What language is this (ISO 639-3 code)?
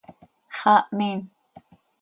sei